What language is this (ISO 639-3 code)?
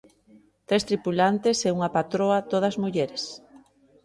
glg